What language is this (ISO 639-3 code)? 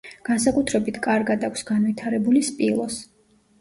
kat